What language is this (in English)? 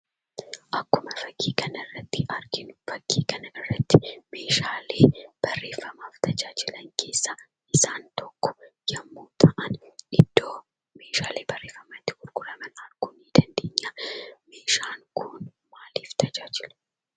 Oromo